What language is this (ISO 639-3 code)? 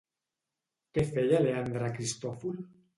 cat